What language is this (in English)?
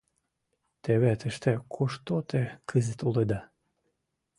Mari